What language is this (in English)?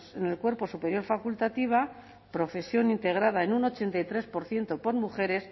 Spanish